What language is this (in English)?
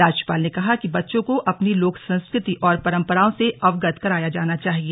Hindi